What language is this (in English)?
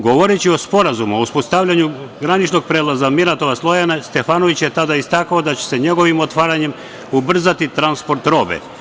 Serbian